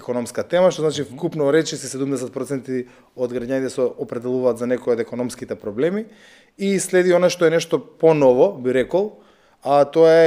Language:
Macedonian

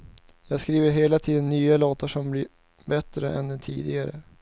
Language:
Swedish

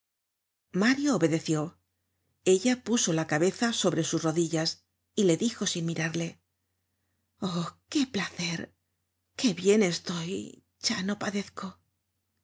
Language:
Spanish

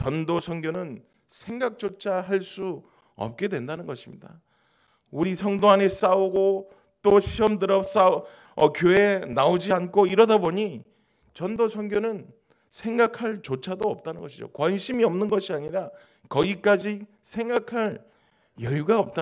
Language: Korean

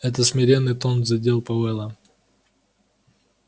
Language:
Russian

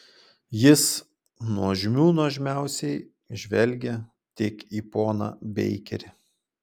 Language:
Lithuanian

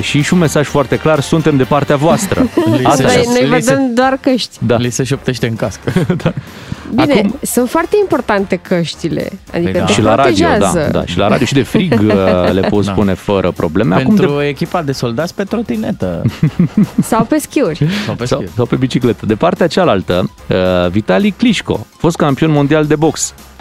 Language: Romanian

